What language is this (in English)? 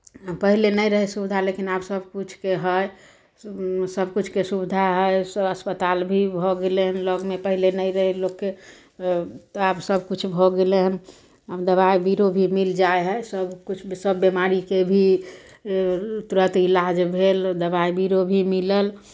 Maithili